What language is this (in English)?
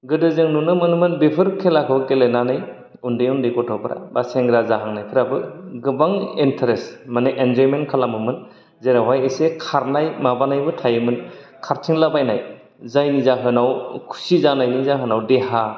Bodo